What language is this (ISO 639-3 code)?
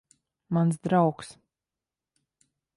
lav